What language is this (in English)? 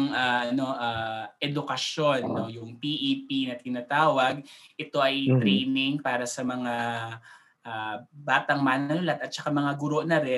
Filipino